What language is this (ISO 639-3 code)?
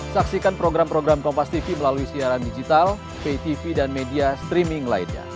ind